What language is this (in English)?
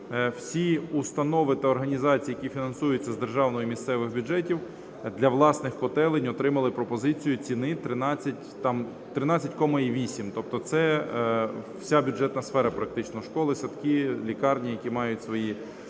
Ukrainian